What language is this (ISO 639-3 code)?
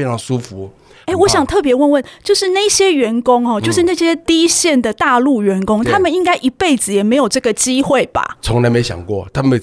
zho